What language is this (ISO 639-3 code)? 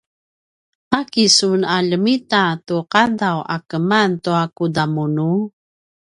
pwn